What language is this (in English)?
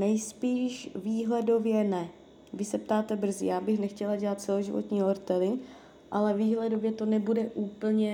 Czech